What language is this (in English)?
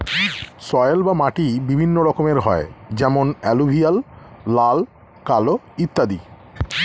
Bangla